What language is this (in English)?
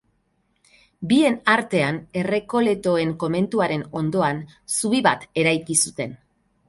Basque